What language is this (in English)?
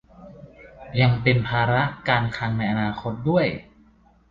Thai